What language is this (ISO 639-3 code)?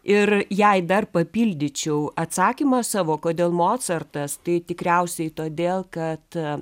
lit